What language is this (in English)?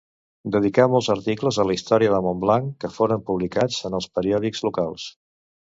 Catalan